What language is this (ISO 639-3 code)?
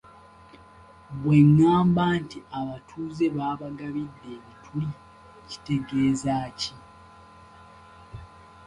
lug